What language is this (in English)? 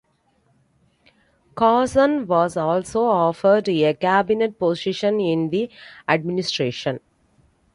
English